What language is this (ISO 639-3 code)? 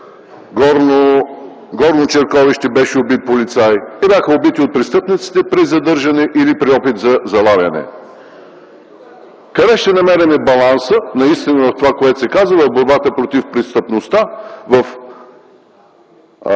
bul